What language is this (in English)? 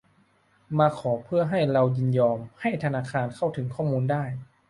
Thai